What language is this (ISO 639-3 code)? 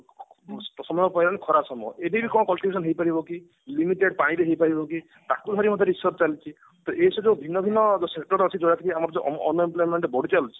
ori